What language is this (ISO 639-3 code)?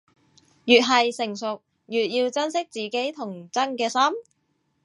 yue